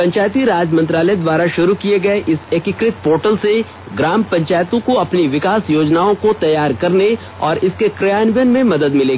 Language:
Hindi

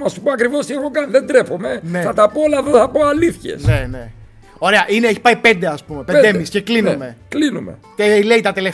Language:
Greek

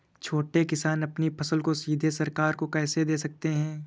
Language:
Hindi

